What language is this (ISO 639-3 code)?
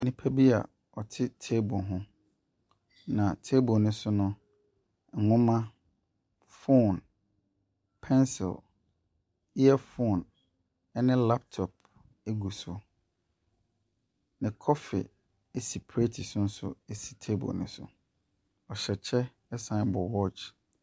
aka